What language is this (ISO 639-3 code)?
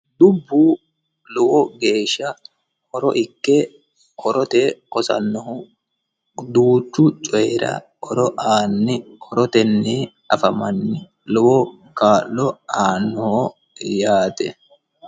sid